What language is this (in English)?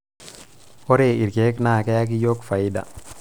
Masai